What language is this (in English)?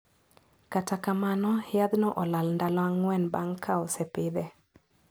Luo (Kenya and Tanzania)